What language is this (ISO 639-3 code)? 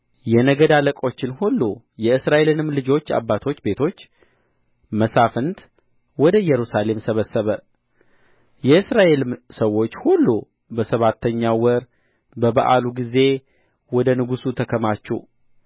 amh